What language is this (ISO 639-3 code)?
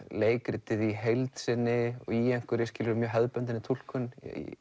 isl